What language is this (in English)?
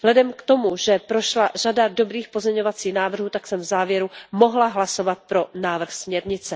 Czech